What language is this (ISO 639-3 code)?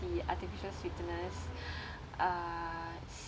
eng